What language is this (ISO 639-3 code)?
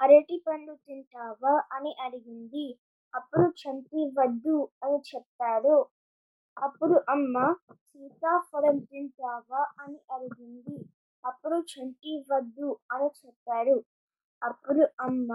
tel